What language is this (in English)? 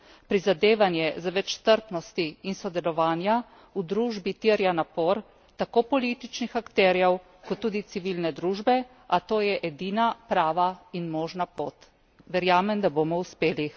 Slovenian